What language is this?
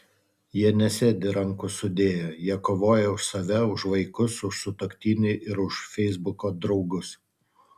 Lithuanian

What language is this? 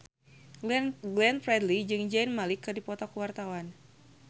Sundanese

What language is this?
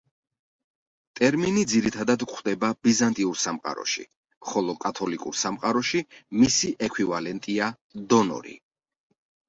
Georgian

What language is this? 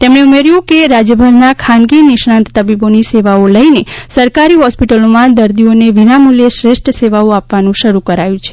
Gujarati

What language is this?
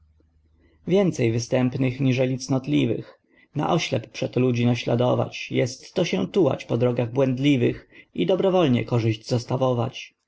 Polish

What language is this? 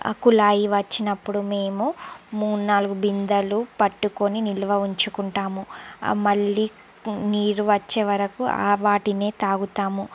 Telugu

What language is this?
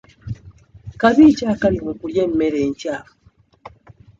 Ganda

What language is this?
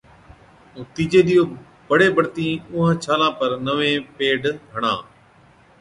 Od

